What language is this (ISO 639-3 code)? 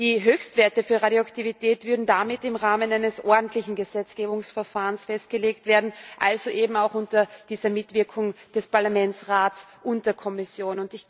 deu